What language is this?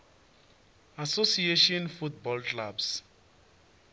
Venda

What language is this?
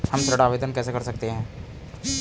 Hindi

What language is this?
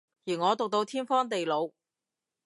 Cantonese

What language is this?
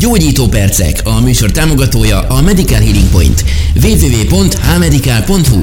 Hungarian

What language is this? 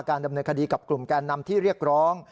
Thai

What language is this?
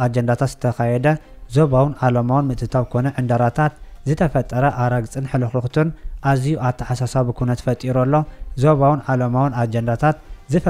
Arabic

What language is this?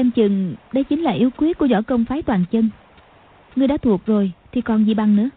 Vietnamese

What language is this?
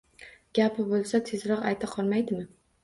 Uzbek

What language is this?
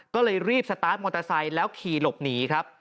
Thai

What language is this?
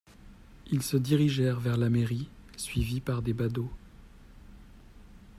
French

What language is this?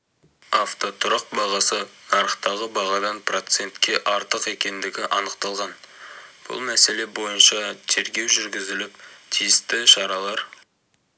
Kazakh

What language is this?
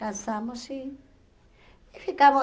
Portuguese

